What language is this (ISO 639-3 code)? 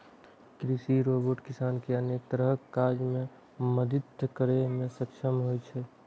mai